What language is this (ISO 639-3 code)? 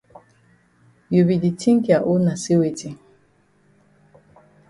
wes